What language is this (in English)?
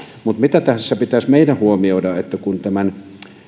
Finnish